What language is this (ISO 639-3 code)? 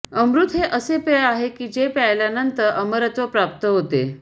mar